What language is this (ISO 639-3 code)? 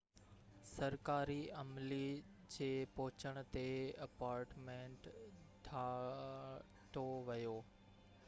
snd